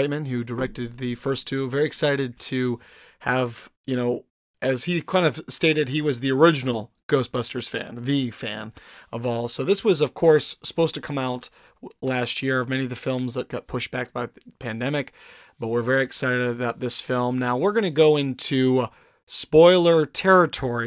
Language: English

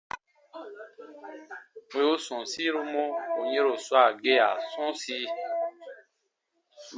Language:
Baatonum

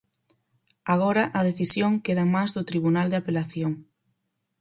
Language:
Galician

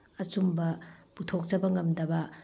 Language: Manipuri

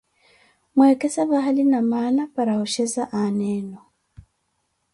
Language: Koti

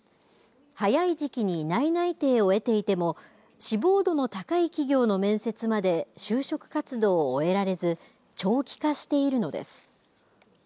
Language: Japanese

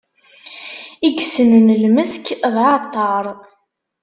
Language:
Kabyle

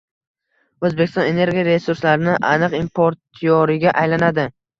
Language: Uzbek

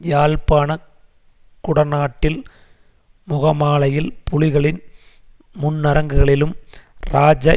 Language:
Tamil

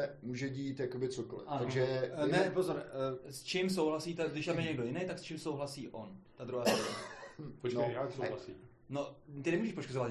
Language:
Czech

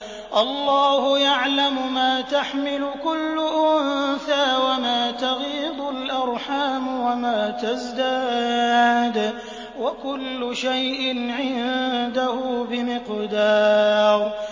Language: Arabic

